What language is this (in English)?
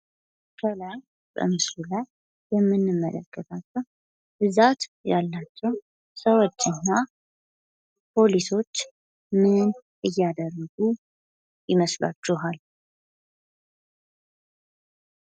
Amharic